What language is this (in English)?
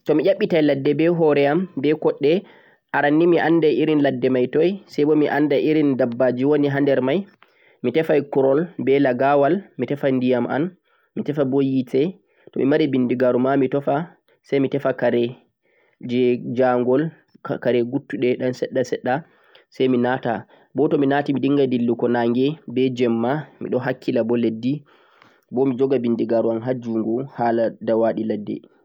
Central-Eastern Niger Fulfulde